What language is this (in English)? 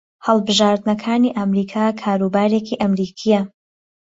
Central Kurdish